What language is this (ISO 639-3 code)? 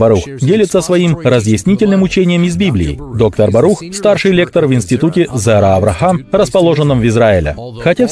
rus